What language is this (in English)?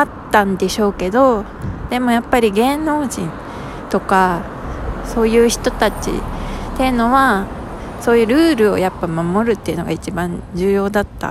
Japanese